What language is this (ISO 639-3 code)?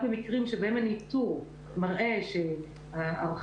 heb